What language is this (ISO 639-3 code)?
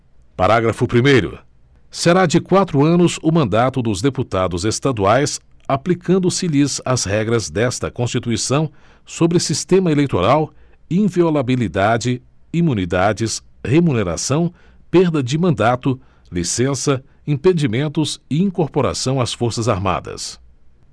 por